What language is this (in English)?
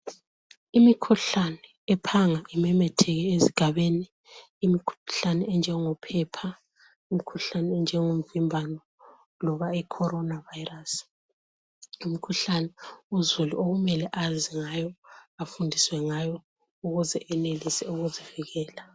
North Ndebele